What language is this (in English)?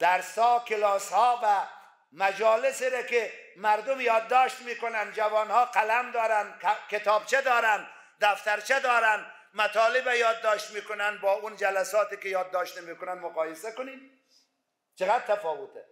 Persian